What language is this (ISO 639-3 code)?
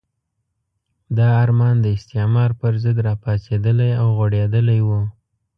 pus